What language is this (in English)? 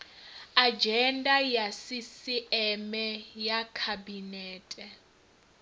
Venda